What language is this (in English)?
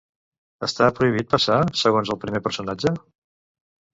Catalan